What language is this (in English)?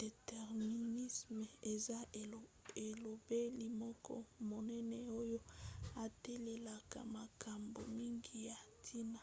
Lingala